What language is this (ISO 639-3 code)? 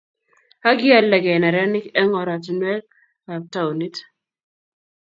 kln